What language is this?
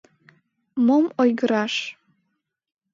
Mari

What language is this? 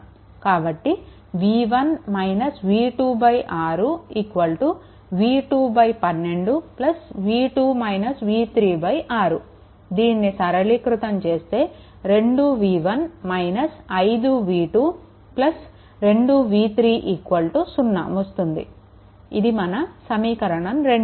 Telugu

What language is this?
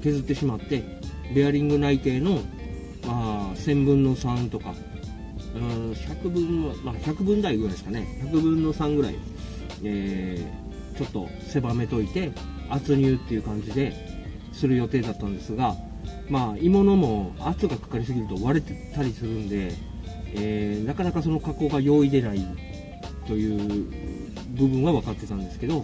Japanese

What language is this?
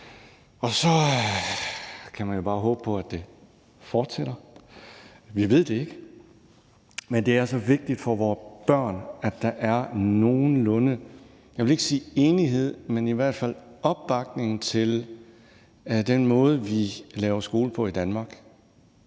Danish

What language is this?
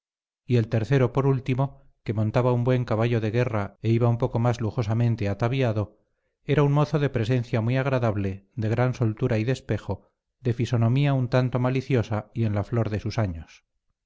Spanish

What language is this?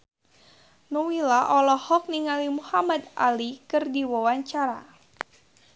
Sundanese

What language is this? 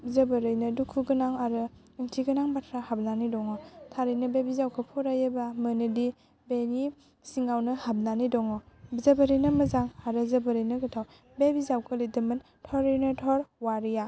Bodo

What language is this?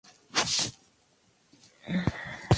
Spanish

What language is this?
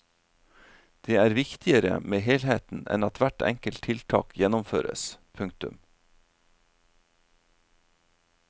Norwegian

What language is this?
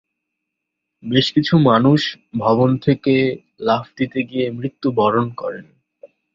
Bangla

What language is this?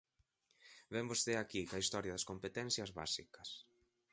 Galician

